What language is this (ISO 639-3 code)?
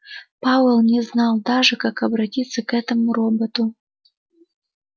rus